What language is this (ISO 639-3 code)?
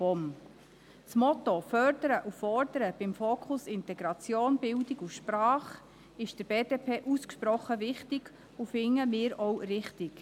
gsw